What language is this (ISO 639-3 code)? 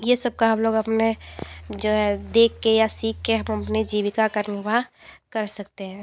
hin